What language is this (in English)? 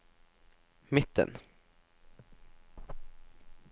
Norwegian